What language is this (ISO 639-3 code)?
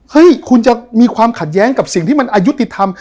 tha